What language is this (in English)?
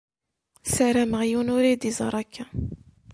Kabyle